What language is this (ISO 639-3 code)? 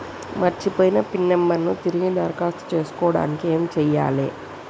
tel